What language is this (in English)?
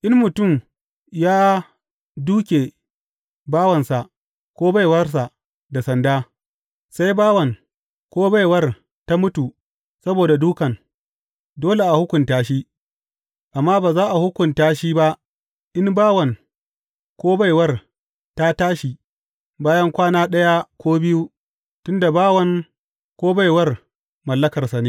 Hausa